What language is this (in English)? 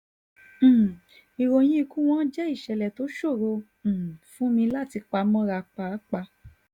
Yoruba